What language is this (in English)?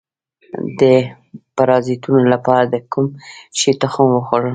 Pashto